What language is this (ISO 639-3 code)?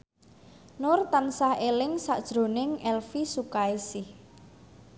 jav